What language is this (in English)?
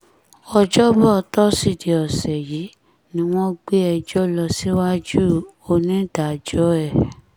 Yoruba